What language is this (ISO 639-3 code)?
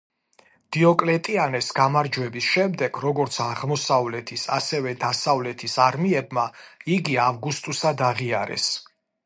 kat